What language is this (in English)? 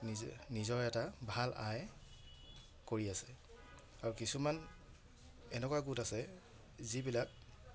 Assamese